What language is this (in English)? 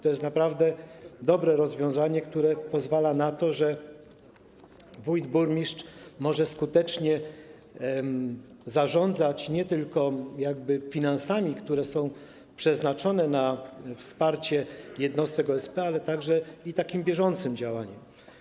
Polish